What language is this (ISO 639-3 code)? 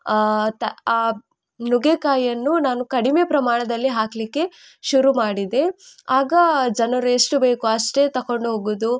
kan